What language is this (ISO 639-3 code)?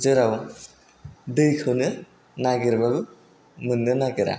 brx